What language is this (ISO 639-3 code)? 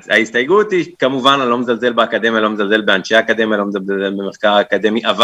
heb